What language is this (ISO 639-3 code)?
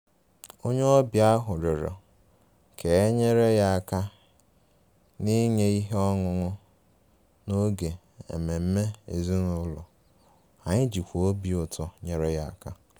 ibo